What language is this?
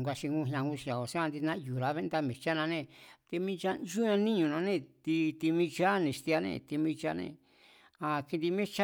Mazatlán Mazatec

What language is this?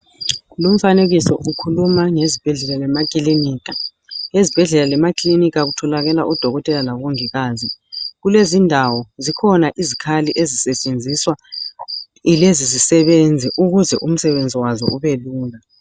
North Ndebele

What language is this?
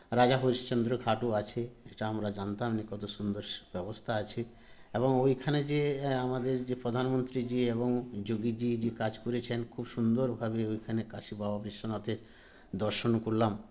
Bangla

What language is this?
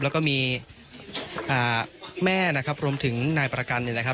Thai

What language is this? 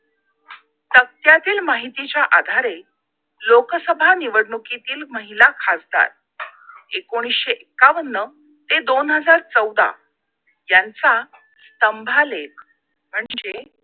Marathi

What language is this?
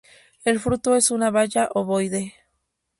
Spanish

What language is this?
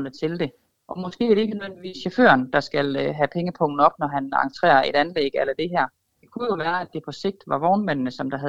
Danish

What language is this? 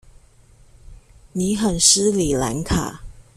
Chinese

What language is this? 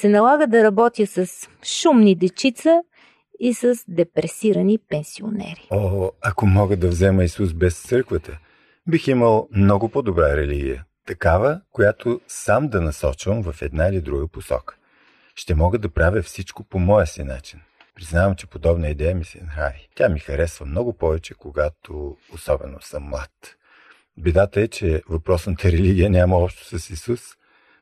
Bulgarian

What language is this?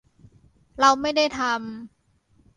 Thai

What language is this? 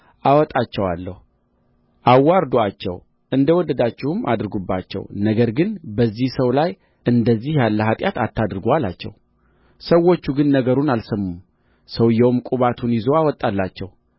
Amharic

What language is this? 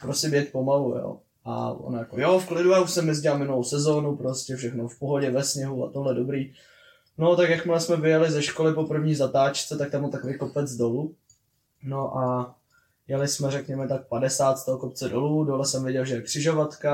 Czech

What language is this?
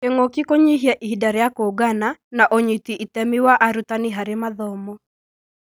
Kikuyu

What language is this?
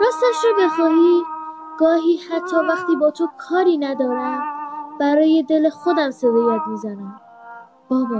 Persian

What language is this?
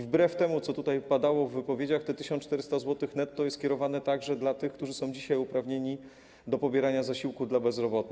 Polish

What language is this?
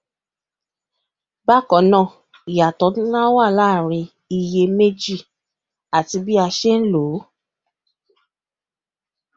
Yoruba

